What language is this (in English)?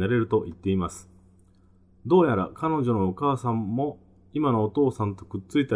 Japanese